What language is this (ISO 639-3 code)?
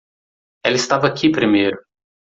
por